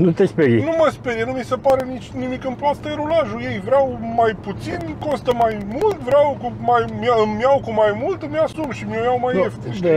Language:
Romanian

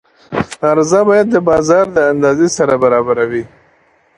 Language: Pashto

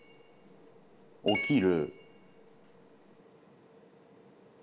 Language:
Japanese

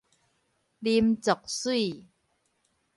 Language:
Min Nan Chinese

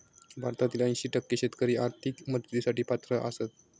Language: Marathi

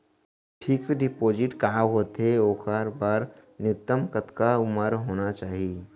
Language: Chhattisgarhi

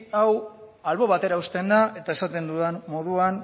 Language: Basque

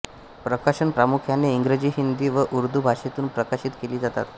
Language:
Marathi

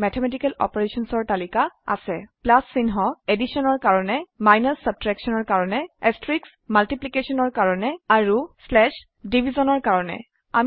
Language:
Assamese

